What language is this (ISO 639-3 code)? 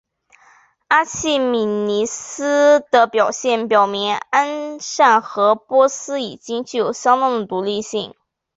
zho